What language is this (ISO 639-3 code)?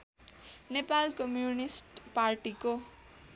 nep